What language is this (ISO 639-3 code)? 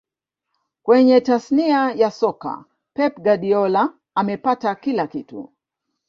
swa